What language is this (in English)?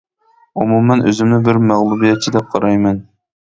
Uyghur